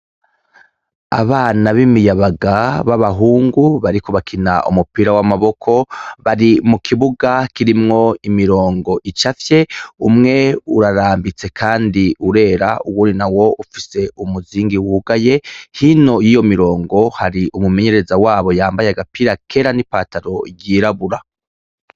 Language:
Rundi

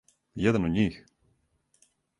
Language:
Serbian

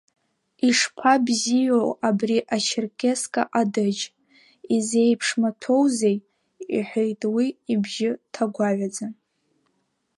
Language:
Abkhazian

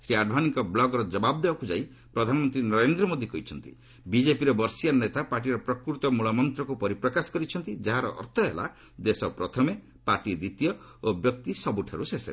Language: Odia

